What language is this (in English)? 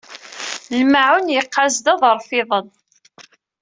Kabyle